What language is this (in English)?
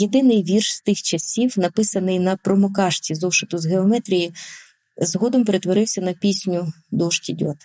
Ukrainian